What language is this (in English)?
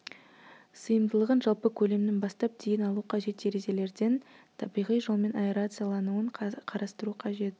Kazakh